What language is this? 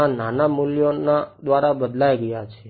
Gujarati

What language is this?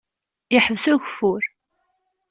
Kabyle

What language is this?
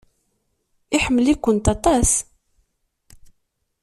Kabyle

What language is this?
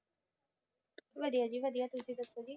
Punjabi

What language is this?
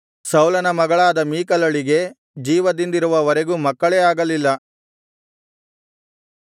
Kannada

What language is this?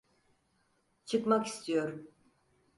Turkish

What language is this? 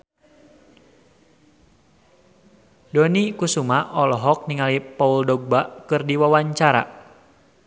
Sundanese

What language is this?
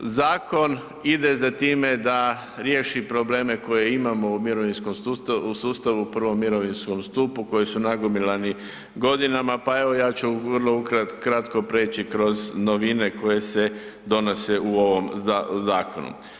Croatian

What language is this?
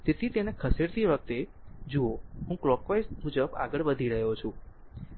Gujarati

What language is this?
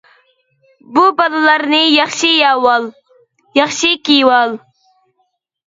Uyghur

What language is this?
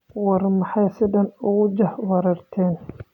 Somali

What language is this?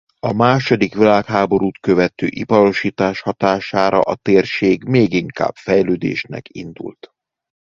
Hungarian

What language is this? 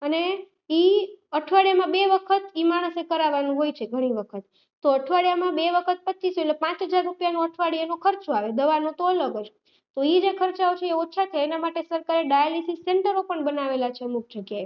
Gujarati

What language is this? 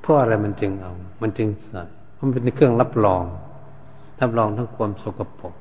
Thai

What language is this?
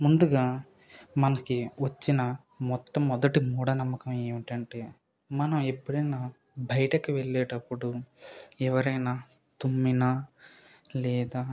Telugu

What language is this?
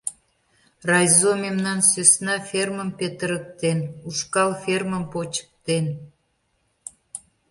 Mari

